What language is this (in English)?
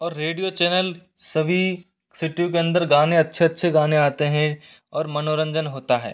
Hindi